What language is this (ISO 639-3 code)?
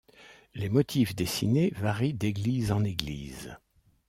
fra